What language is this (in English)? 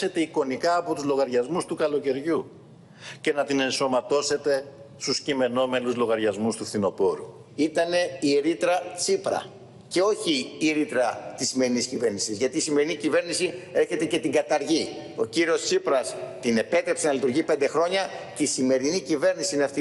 Greek